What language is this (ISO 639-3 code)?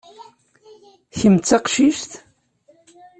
kab